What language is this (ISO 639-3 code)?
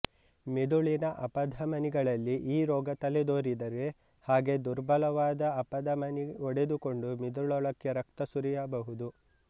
kan